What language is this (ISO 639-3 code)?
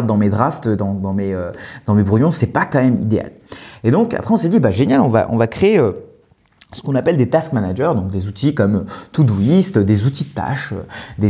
fra